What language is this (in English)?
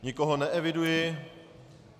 Czech